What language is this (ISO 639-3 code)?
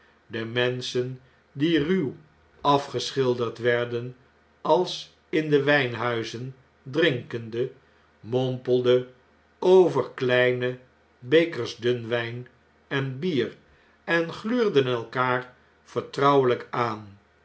nld